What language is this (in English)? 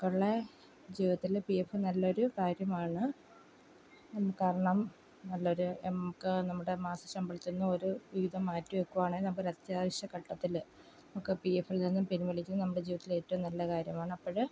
Malayalam